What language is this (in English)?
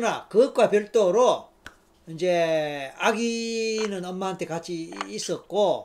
Korean